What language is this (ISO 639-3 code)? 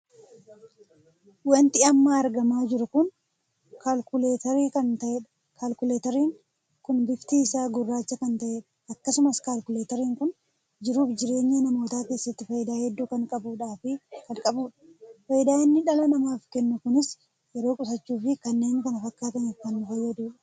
orm